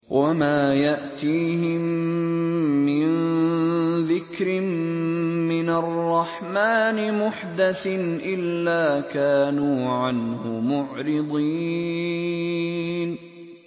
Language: Arabic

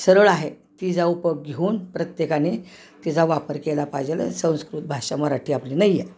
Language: Marathi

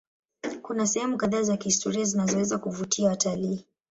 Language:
Swahili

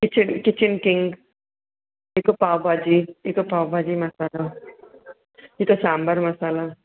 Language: Sindhi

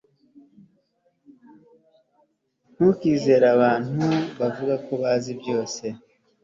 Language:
Kinyarwanda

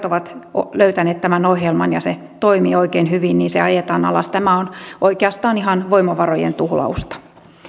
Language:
Finnish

